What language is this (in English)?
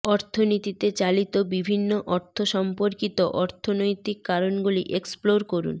Bangla